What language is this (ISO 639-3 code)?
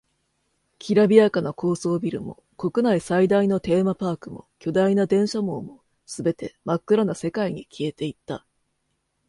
jpn